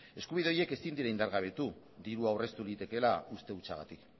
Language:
Basque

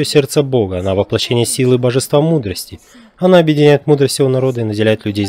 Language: Russian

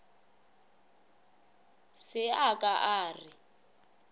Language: Northern Sotho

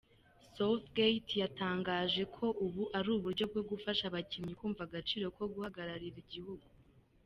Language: Kinyarwanda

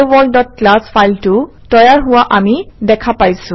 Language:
Assamese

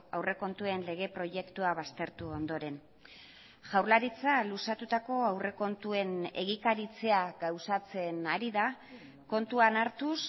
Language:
Basque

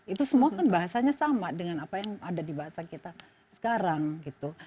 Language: Indonesian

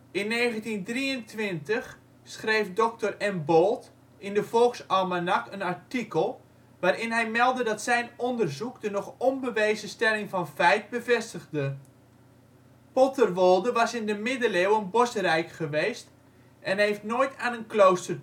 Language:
Dutch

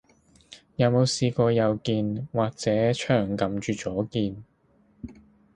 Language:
Cantonese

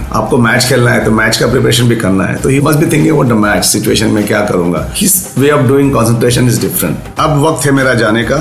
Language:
Hindi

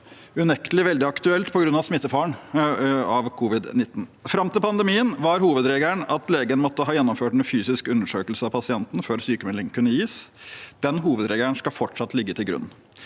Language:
Norwegian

